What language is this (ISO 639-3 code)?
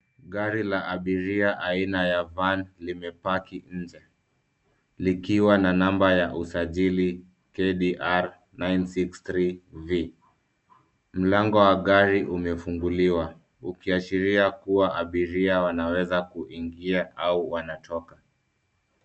swa